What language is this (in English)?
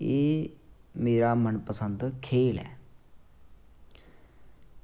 Dogri